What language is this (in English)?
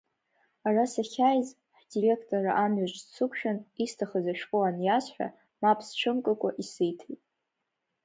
Abkhazian